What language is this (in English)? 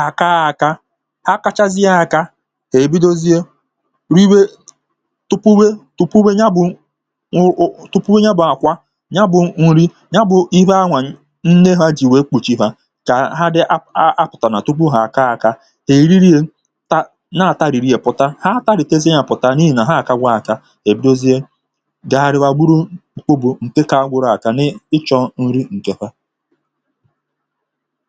Igbo